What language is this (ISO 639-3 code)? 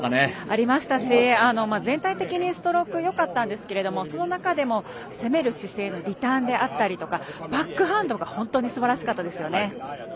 jpn